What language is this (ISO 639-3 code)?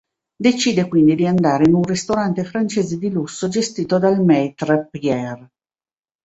ita